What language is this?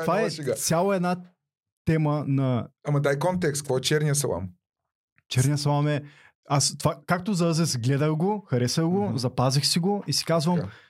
Bulgarian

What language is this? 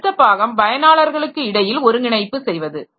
Tamil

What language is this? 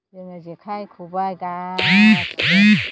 Bodo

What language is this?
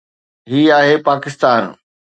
Sindhi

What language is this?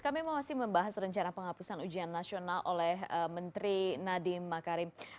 Indonesian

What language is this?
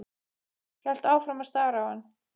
Icelandic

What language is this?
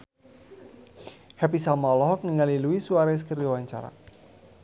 Sundanese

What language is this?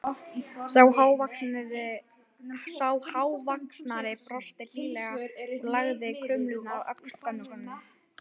Icelandic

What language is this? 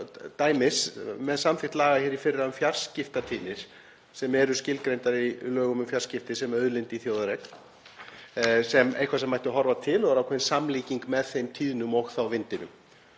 Icelandic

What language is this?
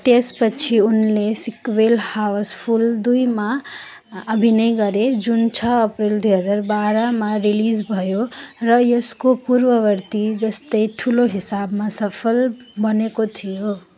Nepali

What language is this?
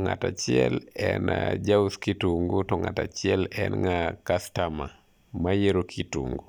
Luo (Kenya and Tanzania)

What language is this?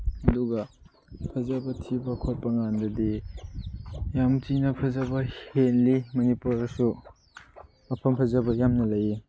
Manipuri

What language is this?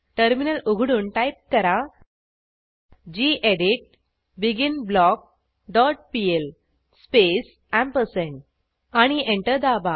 Marathi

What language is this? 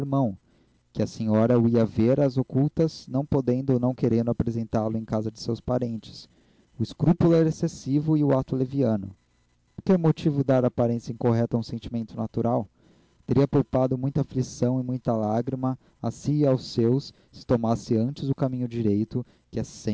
Portuguese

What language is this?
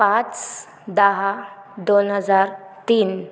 Marathi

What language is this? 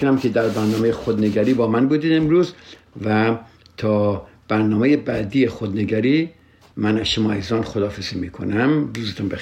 Persian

